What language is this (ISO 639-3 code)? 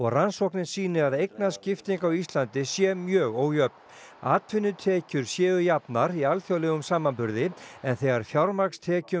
isl